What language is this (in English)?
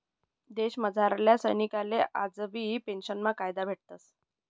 Marathi